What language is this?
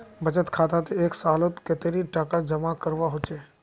Magahi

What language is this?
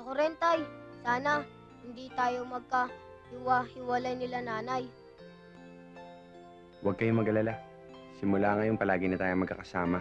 Filipino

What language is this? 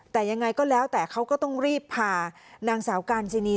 Thai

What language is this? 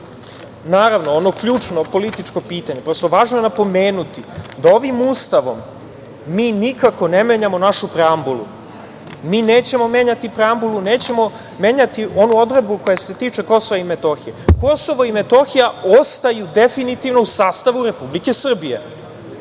Serbian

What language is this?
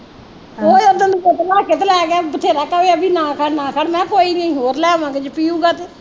Punjabi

